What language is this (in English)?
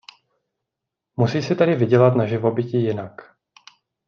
Czech